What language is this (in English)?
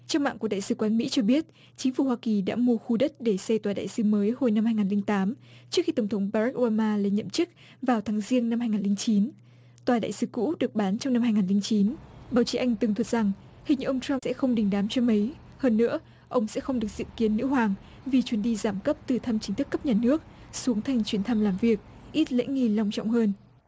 Vietnamese